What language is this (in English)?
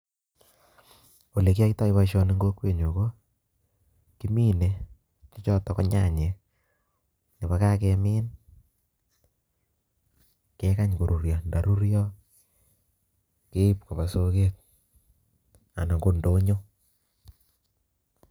Kalenjin